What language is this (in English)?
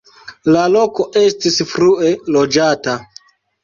Esperanto